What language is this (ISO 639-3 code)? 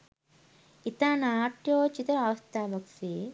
sin